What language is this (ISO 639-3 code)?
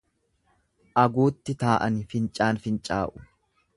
orm